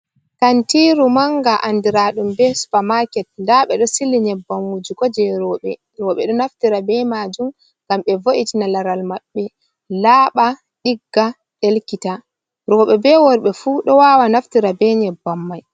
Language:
Fula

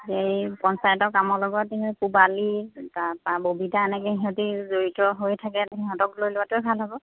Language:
Assamese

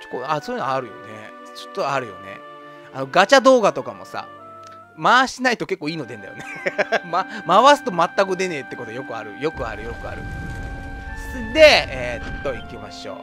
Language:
Japanese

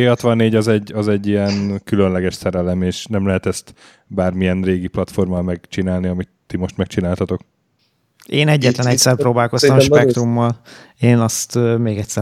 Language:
Hungarian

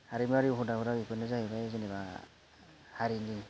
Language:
Bodo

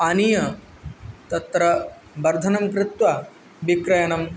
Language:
Sanskrit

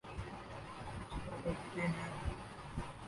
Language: Urdu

